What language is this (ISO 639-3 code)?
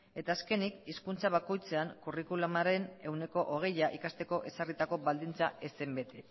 eus